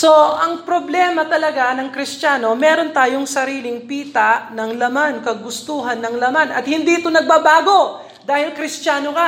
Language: Filipino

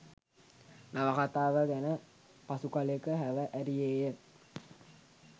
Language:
Sinhala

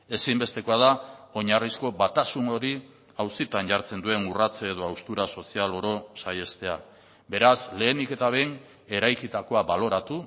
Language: Basque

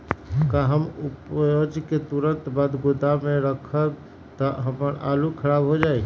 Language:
Magahi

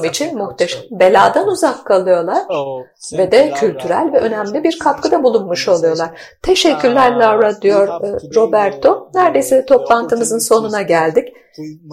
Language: Turkish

